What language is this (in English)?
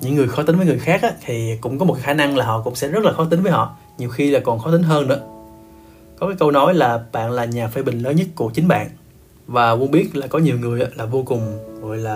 Vietnamese